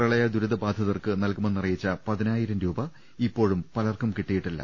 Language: Malayalam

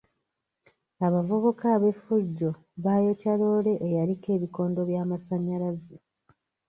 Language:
Ganda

